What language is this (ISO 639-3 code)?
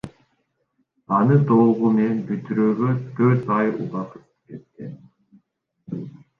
kir